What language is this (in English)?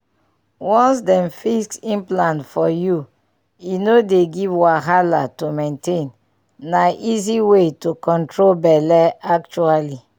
Nigerian Pidgin